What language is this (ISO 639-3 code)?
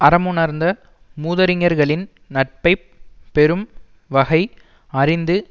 tam